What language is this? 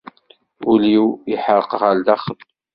Kabyle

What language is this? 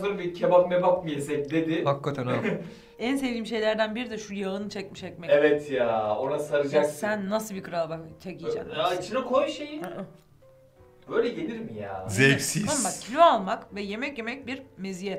Turkish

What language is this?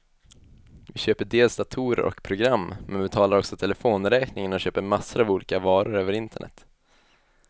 Swedish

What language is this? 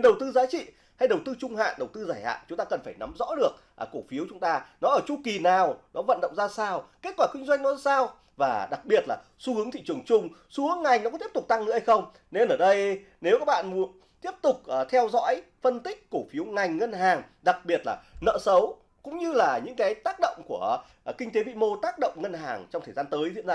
Vietnamese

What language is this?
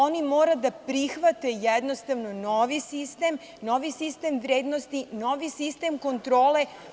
Serbian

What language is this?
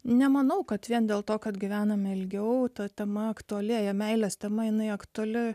Lithuanian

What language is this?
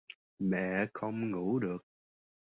Vietnamese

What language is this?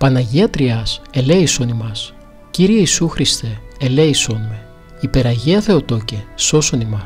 Greek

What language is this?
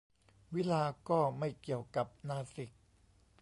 Thai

